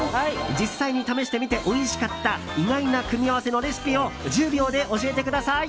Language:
Japanese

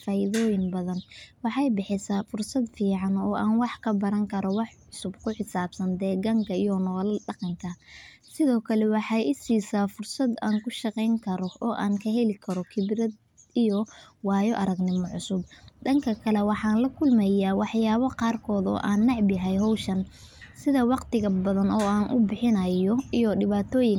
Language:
Somali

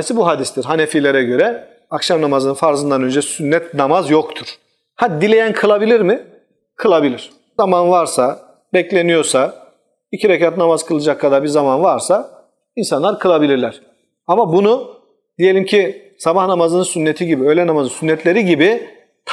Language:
Turkish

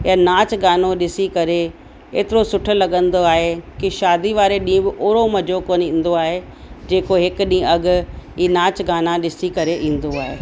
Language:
Sindhi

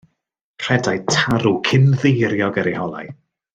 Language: Welsh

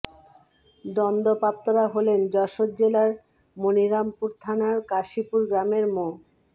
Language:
Bangla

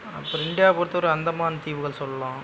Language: Tamil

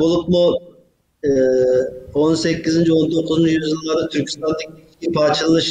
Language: Turkish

